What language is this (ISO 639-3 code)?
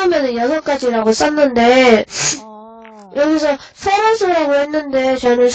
kor